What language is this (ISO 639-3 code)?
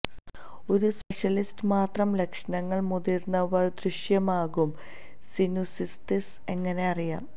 mal